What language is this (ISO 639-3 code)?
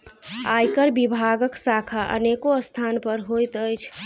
mai